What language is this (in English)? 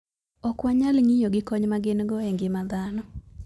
Luo (Kenya and Tanzania)